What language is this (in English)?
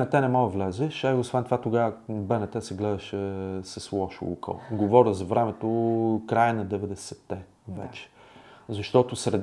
Bulgarian